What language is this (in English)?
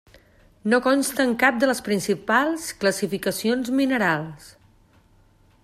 Catalan